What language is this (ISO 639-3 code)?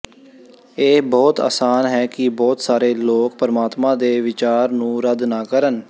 pan